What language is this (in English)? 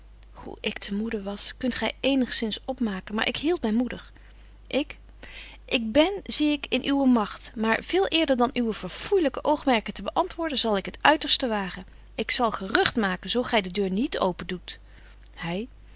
Dutch